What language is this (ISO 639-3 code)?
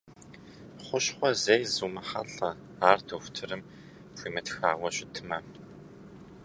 kbd